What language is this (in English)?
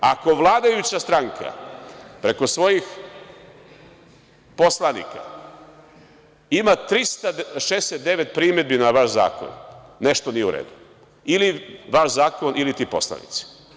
Serbian